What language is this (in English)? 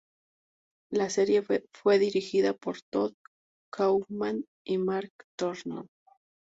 Spanish